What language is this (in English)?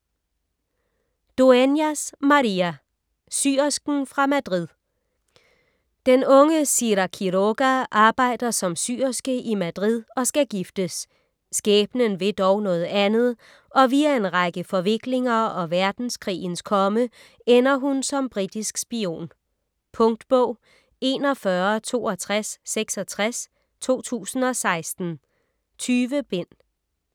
Danish